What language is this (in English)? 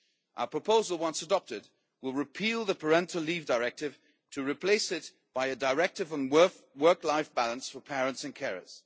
English